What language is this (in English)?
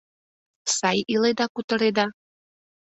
Mari